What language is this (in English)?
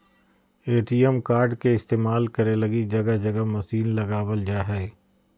Magahi